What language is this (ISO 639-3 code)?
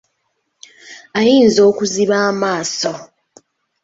lug